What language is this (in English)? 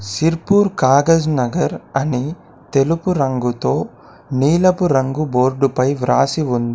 Telugu